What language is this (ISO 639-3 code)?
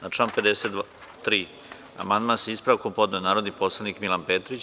srp